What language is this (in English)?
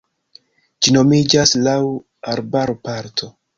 Esperanto